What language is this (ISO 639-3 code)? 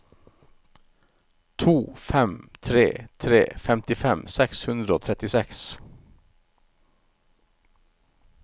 nor